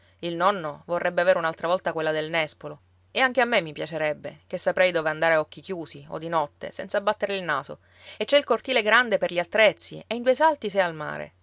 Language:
Italian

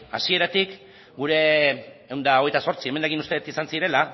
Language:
Basque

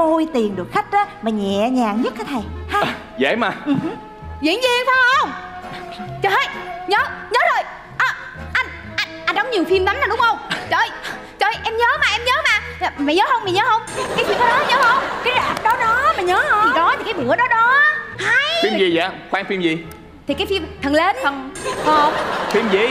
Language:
Vietnamese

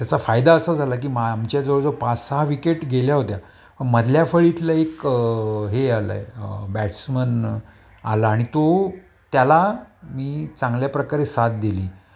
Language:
Marathi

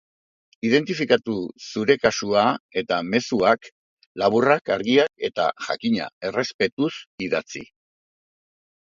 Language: Basque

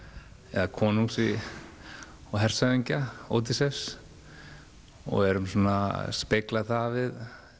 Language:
Icelandic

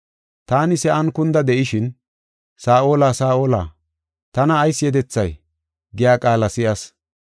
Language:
Gofa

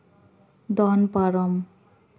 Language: Santali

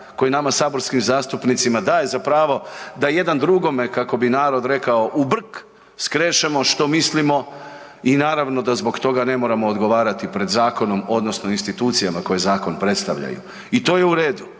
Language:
Croatian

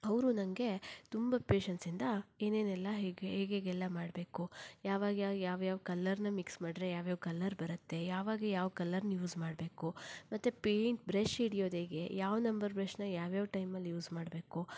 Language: Kannada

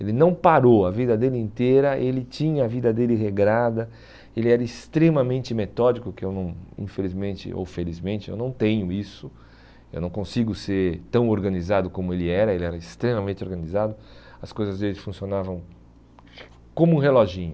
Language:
Portuguese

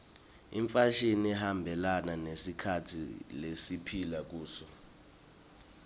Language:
Swati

